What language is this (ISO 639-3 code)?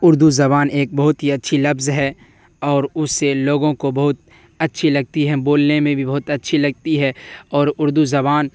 urd